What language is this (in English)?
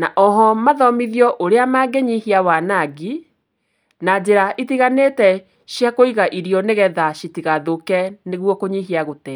Kikuyu